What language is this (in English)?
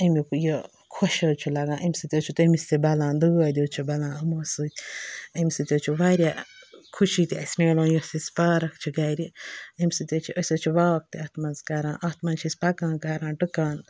Kashmiri